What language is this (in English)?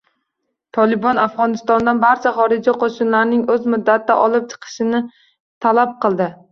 Uzbek